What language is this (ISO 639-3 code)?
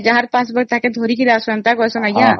ori